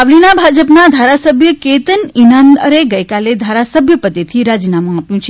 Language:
Gujarati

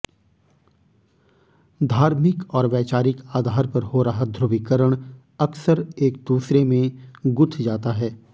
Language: Hindi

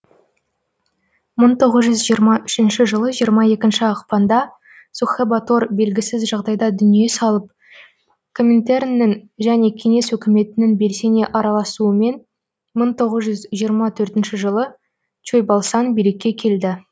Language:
Kazakh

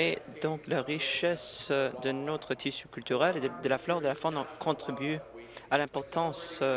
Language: French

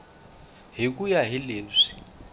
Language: Tsonga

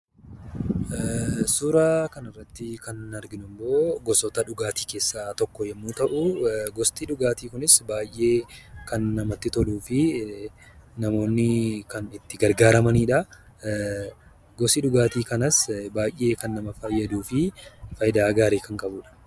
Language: Oromo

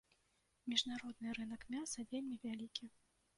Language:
Belarusian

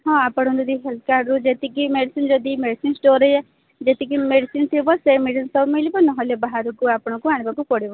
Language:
Odia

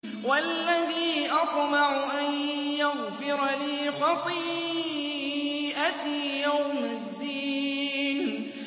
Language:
Arabic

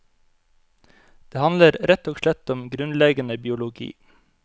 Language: Norwegian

